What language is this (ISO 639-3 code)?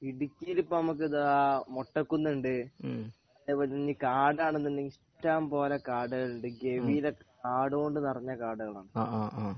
mal